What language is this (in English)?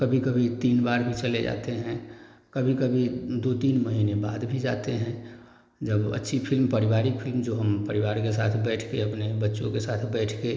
Hindi